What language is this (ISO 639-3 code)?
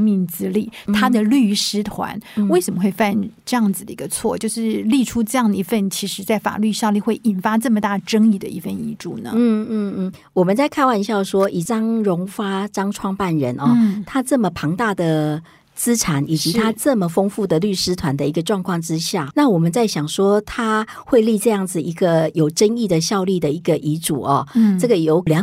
zho